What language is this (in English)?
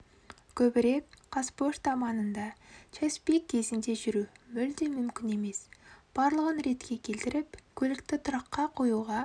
Kazakh